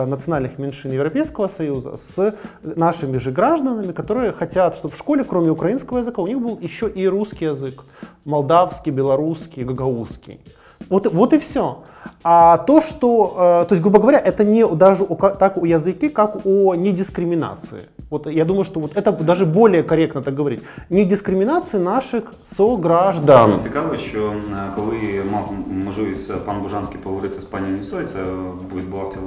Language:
Russian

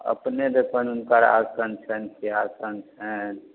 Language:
Maithili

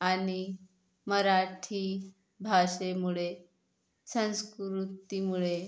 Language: Marathi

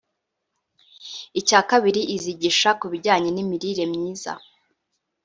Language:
Kinyarwanda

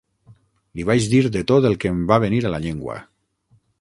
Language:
Catalan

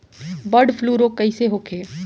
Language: Bhojpuri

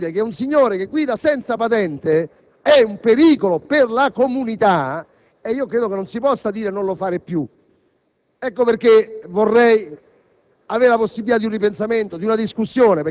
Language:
Italian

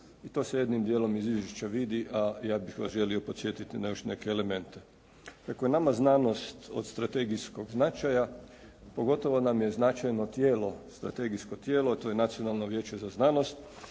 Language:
Croatian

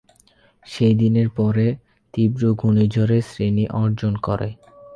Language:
Bangla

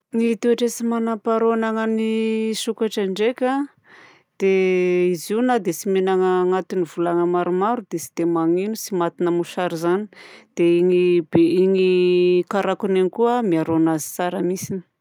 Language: Southern Betsimisaraka Malagasy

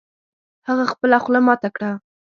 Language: Pashto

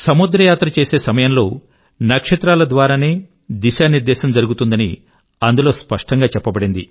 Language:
Telugu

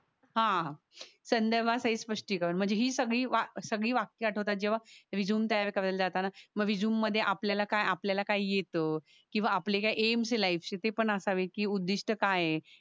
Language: Marathi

